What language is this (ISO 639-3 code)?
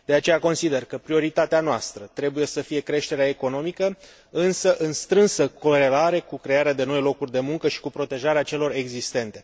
ron